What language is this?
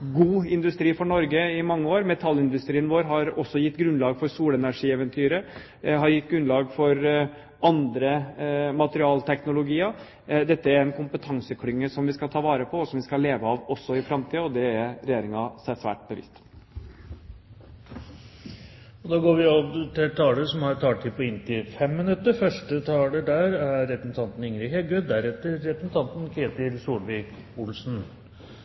Norwegian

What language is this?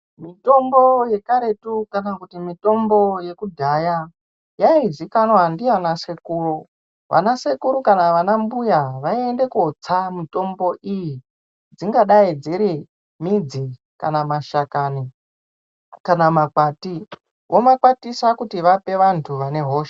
Ndau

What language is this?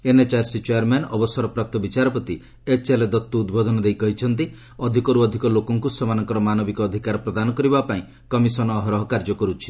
Odia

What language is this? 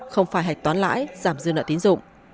Vietnamese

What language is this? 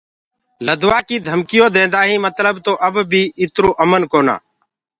Gurgula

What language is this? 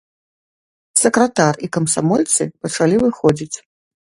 Belarusian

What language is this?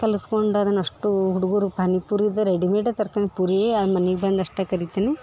Kannada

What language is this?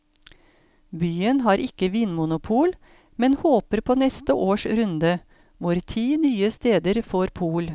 Norwegian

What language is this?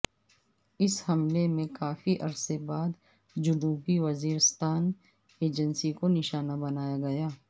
Urdu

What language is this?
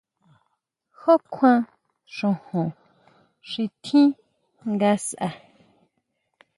Huautla Mazatec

